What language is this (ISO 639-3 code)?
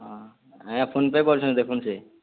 ori